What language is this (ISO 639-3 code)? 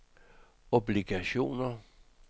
dan